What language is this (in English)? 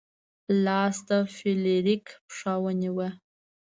Pashto